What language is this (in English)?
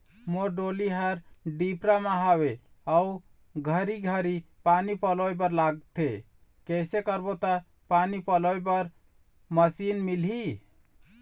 Chhattisgarhi